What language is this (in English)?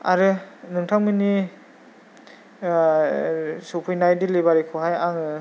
Bodo